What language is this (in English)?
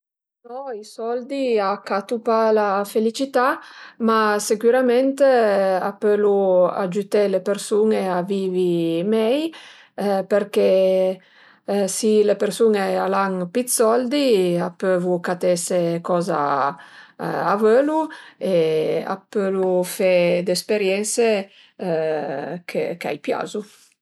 Piedmontese